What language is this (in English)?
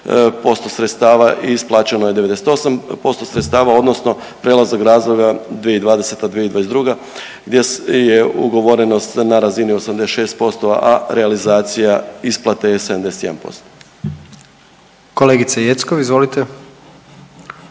Croatian